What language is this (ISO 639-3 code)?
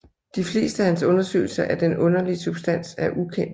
dan